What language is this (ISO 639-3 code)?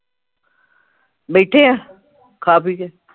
pan